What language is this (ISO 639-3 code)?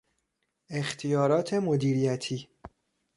fas